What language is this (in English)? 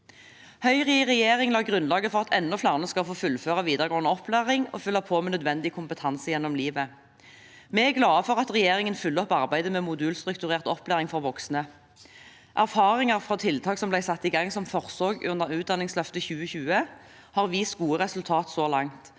Norwegian